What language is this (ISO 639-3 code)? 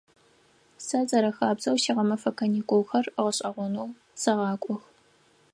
ady